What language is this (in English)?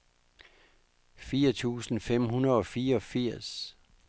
Danish